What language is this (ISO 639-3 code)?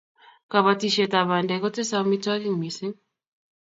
kln